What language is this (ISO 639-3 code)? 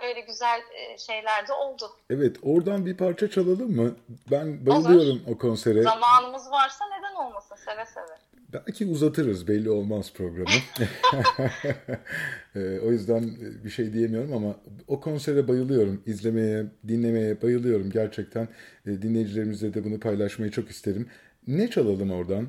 tur